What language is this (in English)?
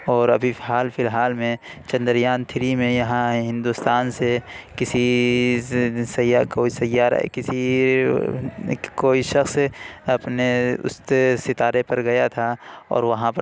Urdu